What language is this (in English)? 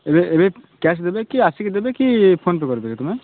Odia